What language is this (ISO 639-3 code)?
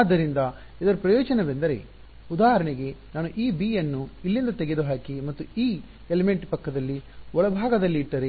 kan